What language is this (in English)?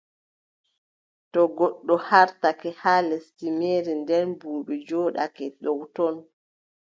Adamawa Fulfulde